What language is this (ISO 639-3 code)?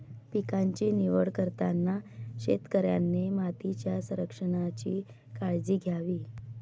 mar